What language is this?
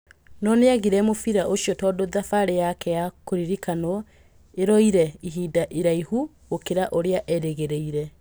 Kikuyu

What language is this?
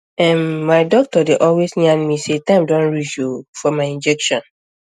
Nigerian Pidgin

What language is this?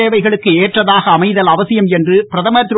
Tamil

